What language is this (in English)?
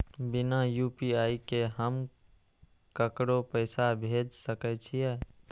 Maithili